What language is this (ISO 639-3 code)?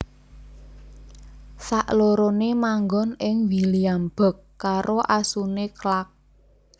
jav